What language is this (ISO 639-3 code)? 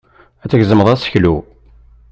kab